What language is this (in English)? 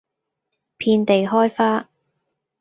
Cantonese